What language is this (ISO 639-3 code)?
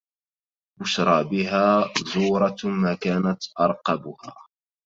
ara